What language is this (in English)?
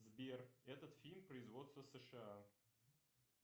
Russian